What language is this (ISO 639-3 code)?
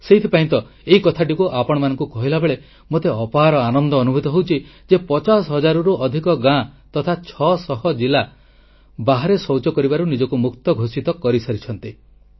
ori